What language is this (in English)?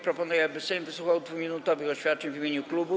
Polish